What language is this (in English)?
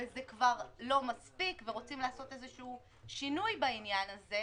Hebrew